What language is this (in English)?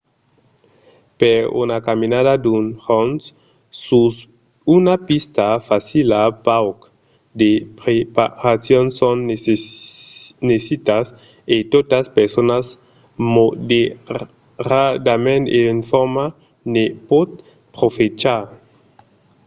Occitan